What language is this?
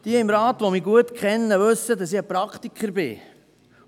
Swiss German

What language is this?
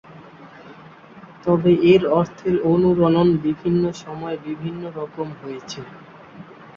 Bangla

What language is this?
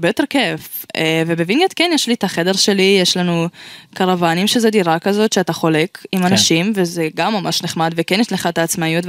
Hebrew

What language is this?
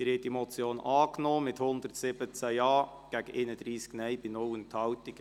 Swiss German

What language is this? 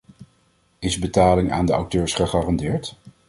Dutch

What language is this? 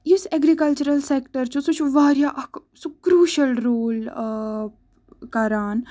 Kashmiri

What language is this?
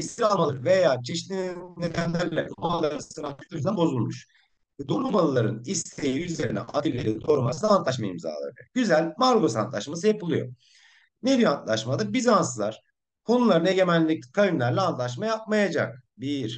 Turkish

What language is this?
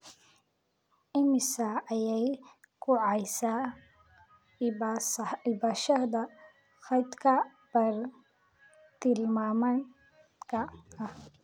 Somali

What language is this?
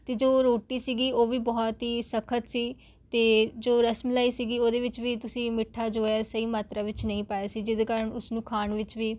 Punjabi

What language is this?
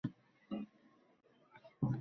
Uzbek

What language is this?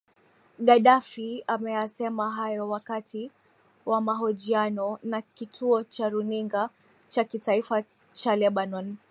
Swahili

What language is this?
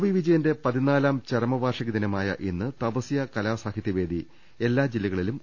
Malayalam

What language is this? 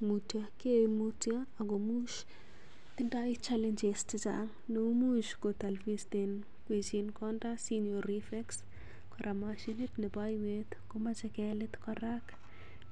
Kalenjin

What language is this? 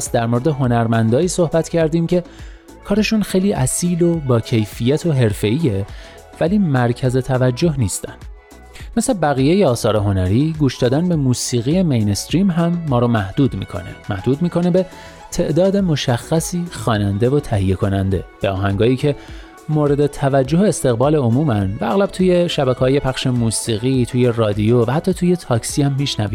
Persian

